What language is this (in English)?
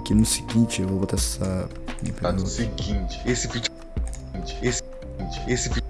Portuguese